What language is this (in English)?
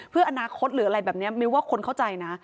Thai